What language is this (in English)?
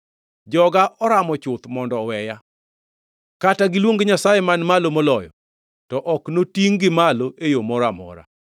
Luo (Kenya and Tanzania)